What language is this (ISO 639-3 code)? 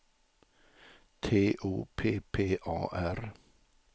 swe